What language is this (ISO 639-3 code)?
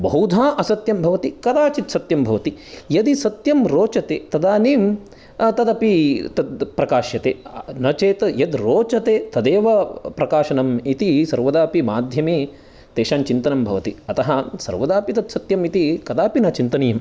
san